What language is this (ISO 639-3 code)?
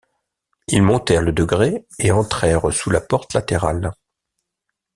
fra